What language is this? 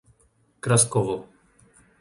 Slovak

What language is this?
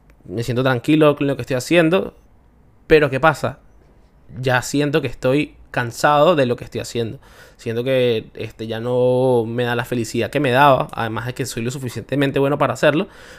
Spanish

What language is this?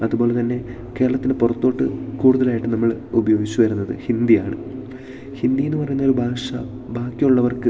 Malayalam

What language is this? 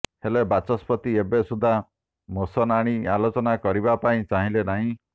Odia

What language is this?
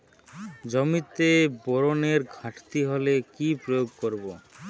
Bangla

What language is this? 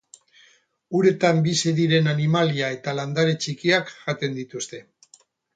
Basque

